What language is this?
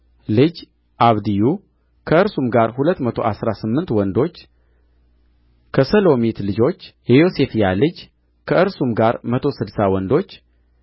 Amharic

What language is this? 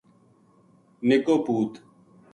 Gujari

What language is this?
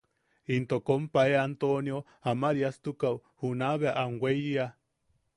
Yaqui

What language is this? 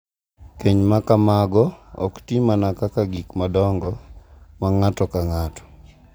Luo (Kenya and Tanzania)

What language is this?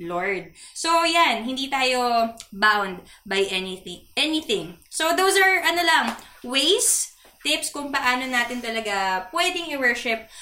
Filipino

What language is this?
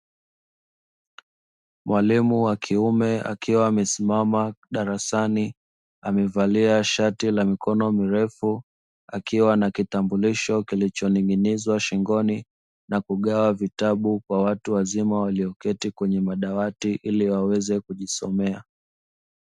Swahili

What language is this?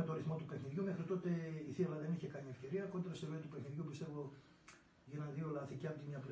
Greek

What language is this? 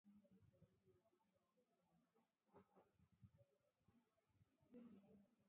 Swahili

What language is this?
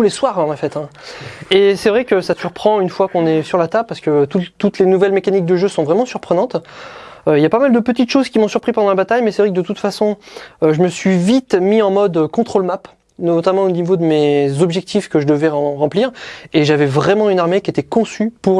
French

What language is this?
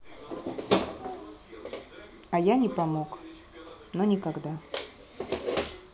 Russian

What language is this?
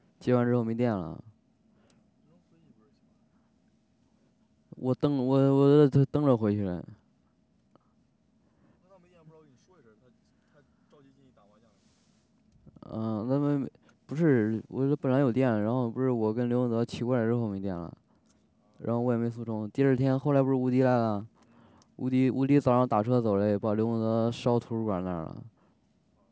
Chinese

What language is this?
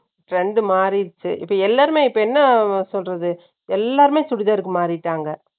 Tamil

